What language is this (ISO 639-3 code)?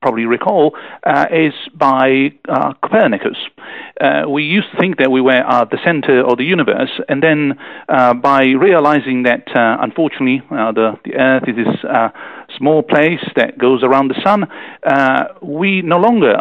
eng